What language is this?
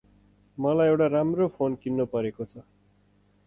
Nepali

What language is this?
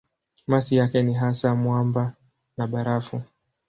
Swahili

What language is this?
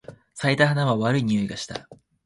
Japanese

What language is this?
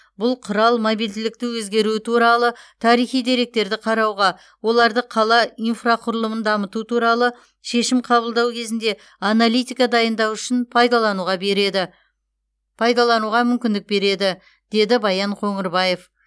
Kazakh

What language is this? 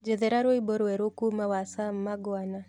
Kikuyu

